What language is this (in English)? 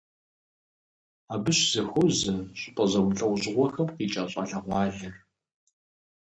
Kabardian